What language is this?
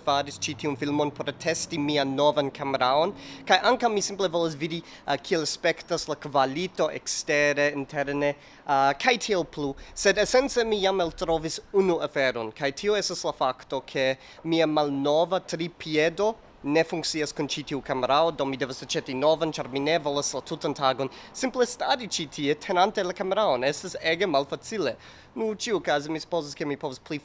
Esperanto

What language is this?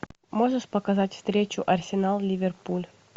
Russian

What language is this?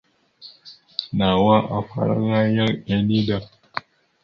Mada (Cameroon)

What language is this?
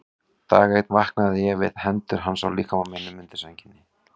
Icelandic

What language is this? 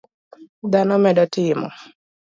Luo (Kenya and Tanzania)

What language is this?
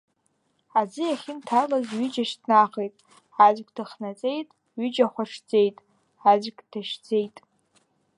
Abkhazian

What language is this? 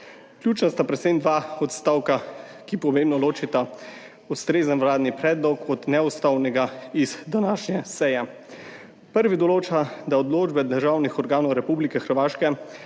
Slovenian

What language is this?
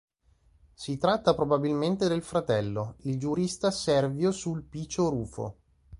Italian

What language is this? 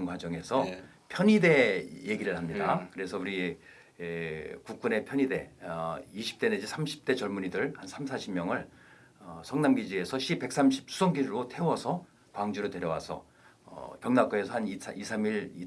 Korean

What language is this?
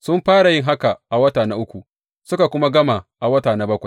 Hausa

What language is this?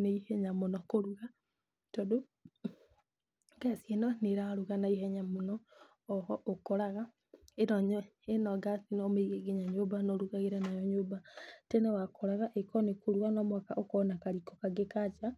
Kikuyu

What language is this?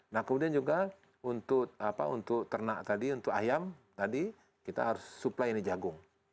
Indonesian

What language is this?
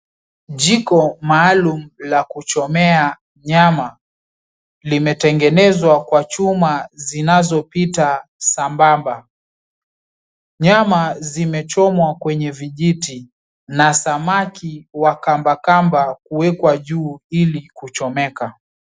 Swahili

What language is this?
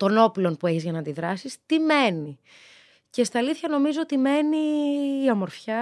Greek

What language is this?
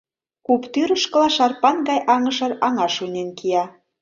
Mari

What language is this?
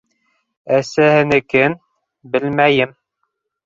Bashkir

